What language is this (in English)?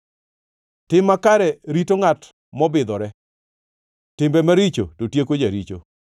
Luo (Kenya and Tanzania)